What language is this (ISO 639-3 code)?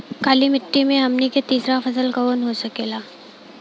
bho